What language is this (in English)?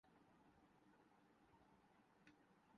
Urdu